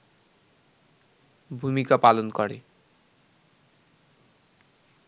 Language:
Bangla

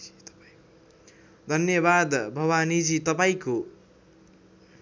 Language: Nepali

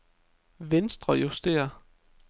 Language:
Danish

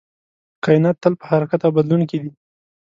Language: Pashto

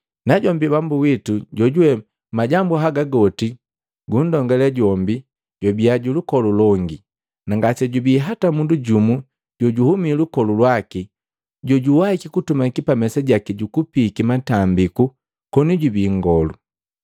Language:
Matengo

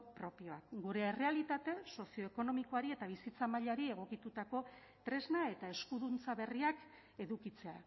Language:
Basque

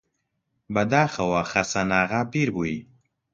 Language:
Central Kurdish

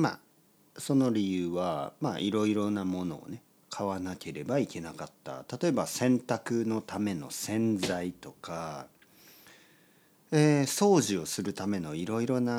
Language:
Japanese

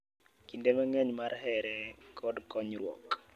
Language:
Luo (Kenya and Tanzania)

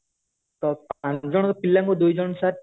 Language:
Odia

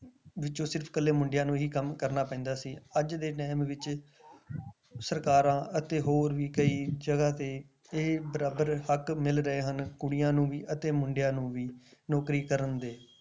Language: Punjabi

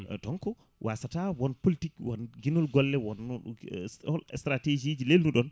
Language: Fula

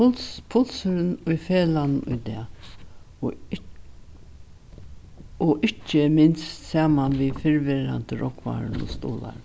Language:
Faroese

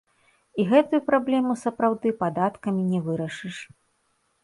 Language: Belarusian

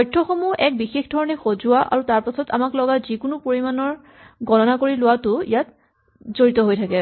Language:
Assamese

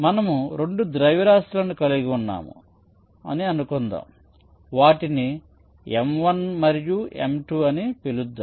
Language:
Telugu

